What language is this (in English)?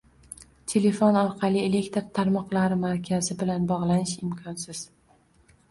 Uzbek